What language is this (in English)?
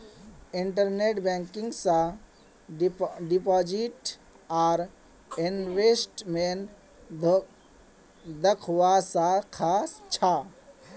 Magahi